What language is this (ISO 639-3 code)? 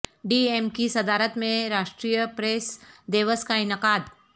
urd